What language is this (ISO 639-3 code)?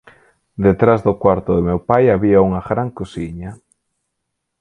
glg